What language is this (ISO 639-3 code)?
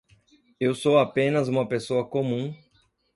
por